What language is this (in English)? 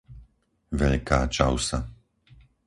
Slovak